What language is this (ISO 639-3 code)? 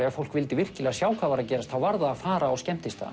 isl